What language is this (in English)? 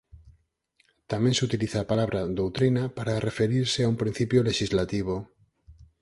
Galician